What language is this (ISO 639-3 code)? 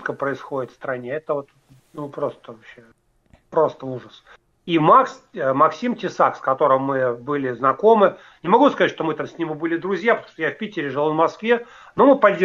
rus